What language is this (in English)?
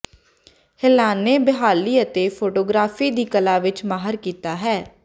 Punjabi